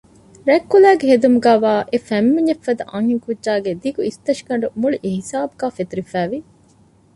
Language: Divehi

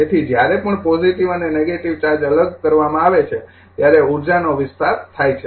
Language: Gujarati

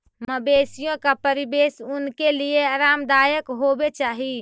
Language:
Magahi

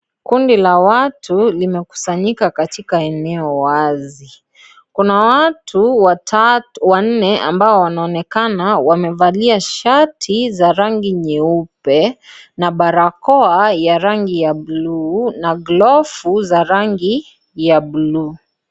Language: Swahili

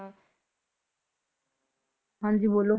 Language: Punjabi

